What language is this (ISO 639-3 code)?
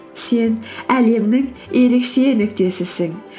kaz